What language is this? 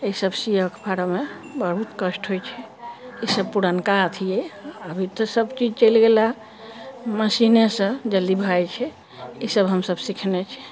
Maithili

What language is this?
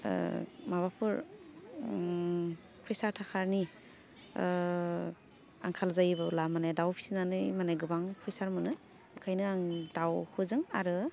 Bodo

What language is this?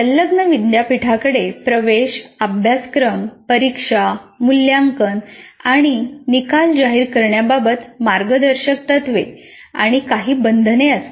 Marathi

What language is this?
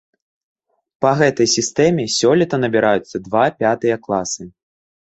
Belarusian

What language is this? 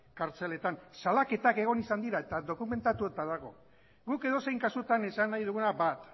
Basque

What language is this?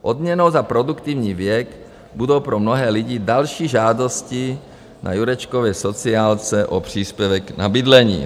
Czech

